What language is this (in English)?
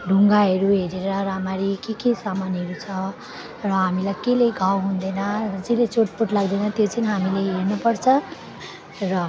Nepali